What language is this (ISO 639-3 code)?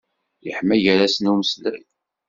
kab